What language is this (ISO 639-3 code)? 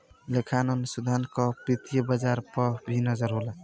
bho